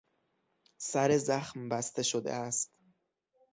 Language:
Persian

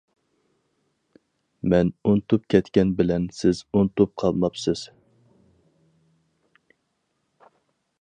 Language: Uyghur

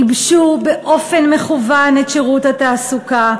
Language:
Hebrew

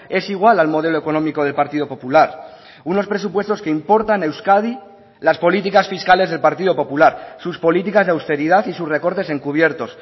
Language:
Spanish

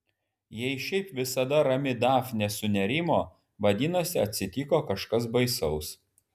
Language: Lithuanian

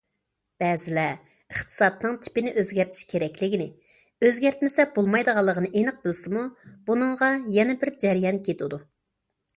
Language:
Uyghur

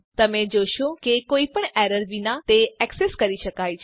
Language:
Gujarati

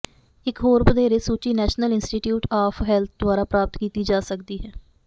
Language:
Punjabi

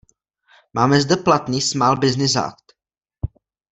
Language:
Czech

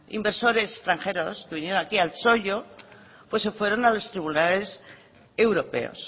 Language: Spanish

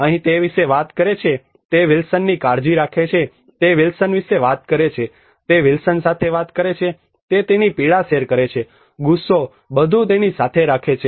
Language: Gujarati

